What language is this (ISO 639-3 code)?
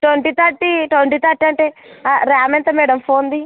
tel